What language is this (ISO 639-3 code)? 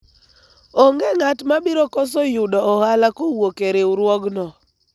luo